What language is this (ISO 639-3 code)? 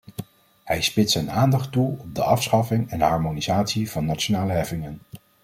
nld